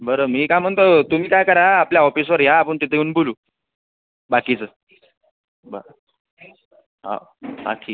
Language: Marathi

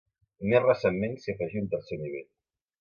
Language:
Catalan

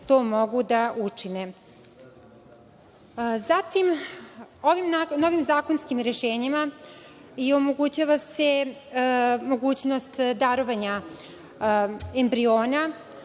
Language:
Serbian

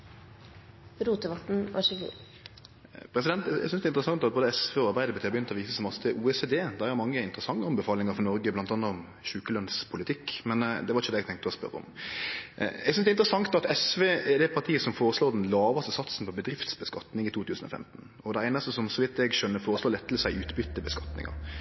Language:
Norwegian Nynorsk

